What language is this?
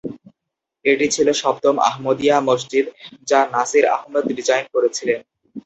Bangla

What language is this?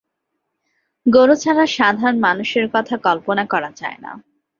Bangla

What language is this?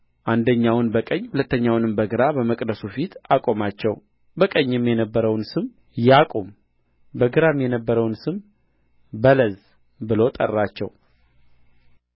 Amharic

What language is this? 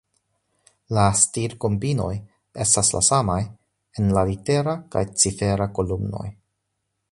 Esperanto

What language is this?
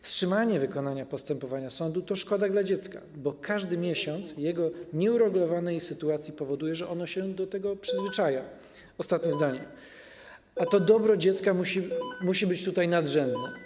Polish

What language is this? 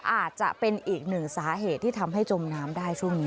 Thai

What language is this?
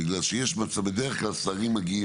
Hebrew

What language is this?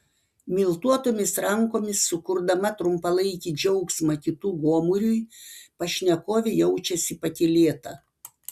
Lithuanian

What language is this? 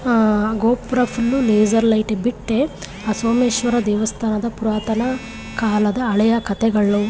Kannada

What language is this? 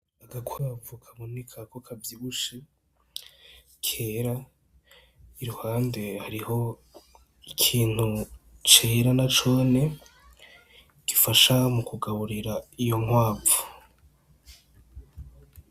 Rundi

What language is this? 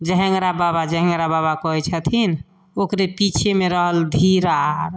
Maithili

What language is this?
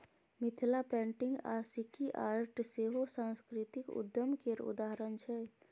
Maithili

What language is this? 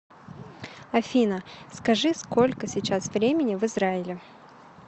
Russian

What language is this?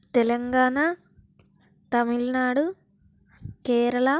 Telugu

